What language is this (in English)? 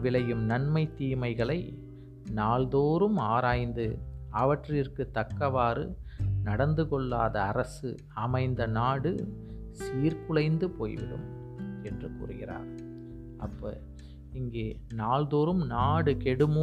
Tamil